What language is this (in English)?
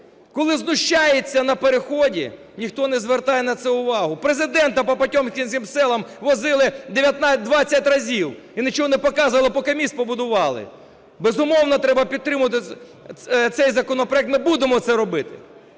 Ukrainian